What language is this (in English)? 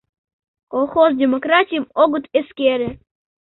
Mari